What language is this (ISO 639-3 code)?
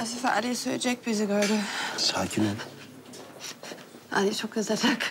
tur